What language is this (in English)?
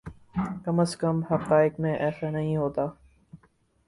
Urdu